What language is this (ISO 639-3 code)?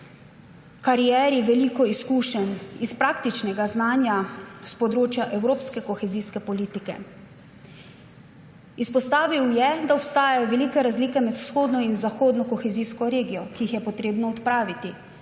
slv